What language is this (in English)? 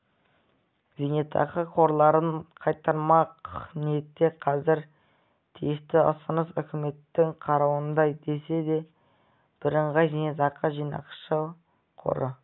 Kazakh